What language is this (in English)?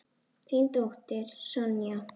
Icelandic